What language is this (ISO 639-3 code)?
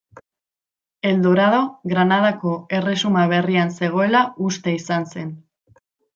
eus